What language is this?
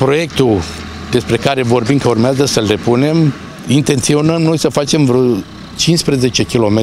Romanian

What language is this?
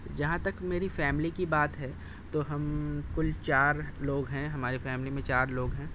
Urdu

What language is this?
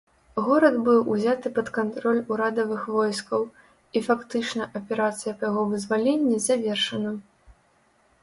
Belarusian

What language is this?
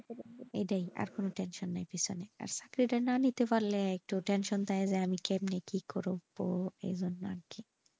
Bangla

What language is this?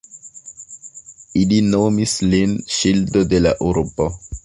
Esperanto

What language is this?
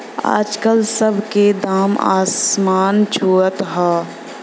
Bhojpuri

